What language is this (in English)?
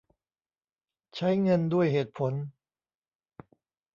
Thai